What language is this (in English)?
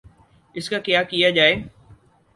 Urdu